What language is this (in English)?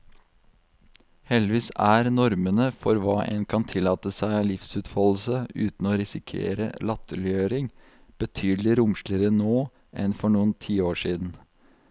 Norwegian